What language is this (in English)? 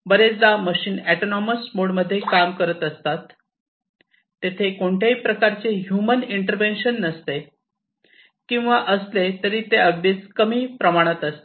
Marathi